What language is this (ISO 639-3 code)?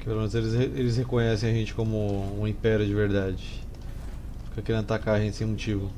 por